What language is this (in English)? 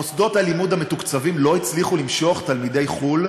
Hebrew